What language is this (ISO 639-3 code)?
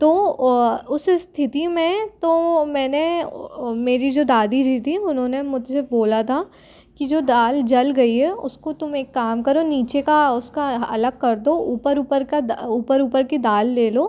hin